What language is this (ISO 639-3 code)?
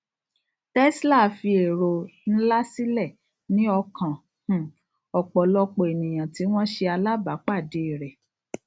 yor